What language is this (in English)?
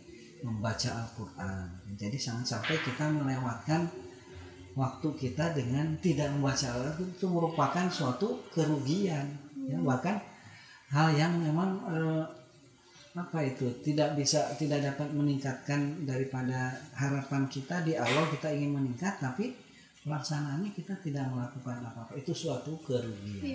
Indonesian